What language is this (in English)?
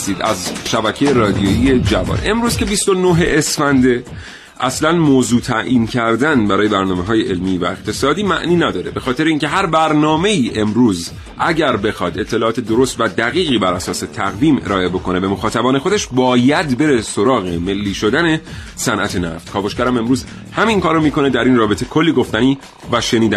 Persian